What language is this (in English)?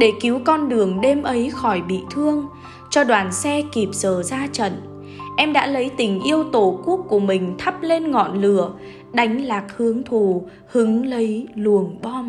Vietnamese